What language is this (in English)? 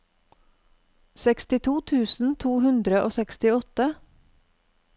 Norwegian